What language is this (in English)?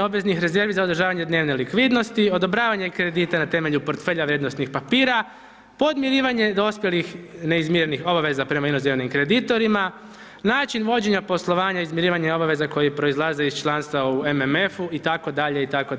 Croatian